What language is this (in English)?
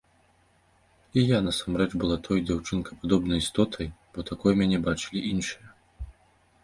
Belarusian